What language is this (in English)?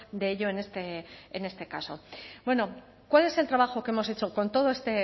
Spanish